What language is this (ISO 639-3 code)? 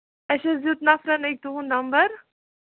kas